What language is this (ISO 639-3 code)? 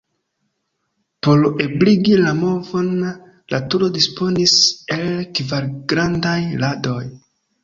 epo